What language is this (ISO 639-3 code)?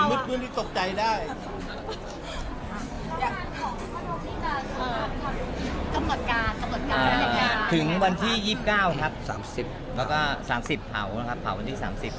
tha